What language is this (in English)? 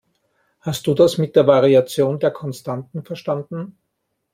German